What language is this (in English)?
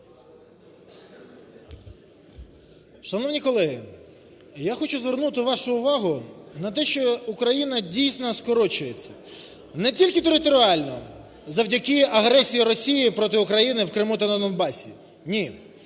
Ukrainian